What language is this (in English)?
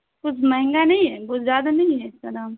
Urdu